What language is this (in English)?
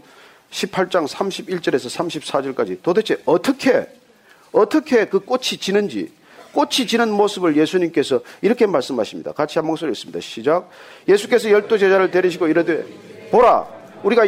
Korean